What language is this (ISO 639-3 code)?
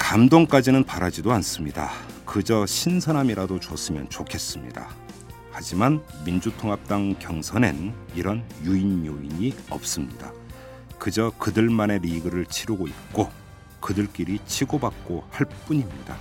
kor